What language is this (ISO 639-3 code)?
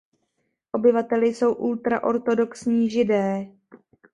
ces